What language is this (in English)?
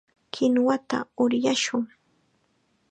Chiquián Ancash Quechua